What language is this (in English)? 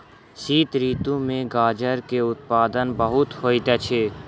Maithili